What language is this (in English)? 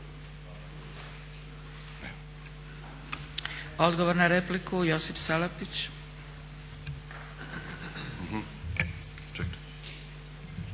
Croatian